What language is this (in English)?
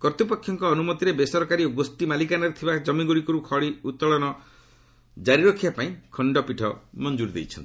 Odia